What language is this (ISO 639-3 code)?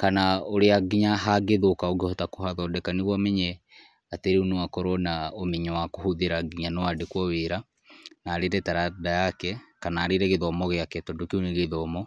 kik